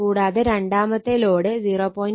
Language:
Malayalam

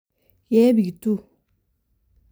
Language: Kalenjin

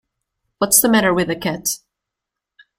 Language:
English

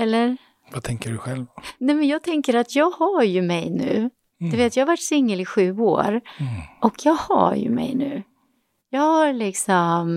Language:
Swedish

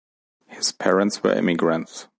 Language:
English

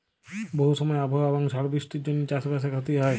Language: Bangla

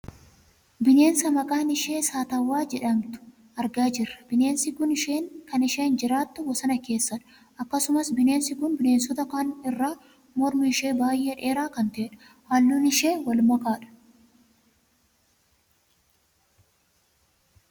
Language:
Oromo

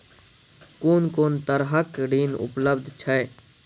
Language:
Maithili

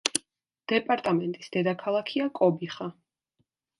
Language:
Georgian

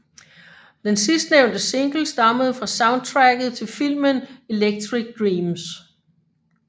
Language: Danish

